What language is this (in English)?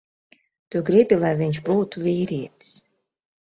Latvian